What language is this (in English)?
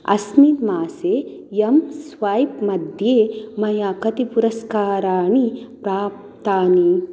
Sanskrit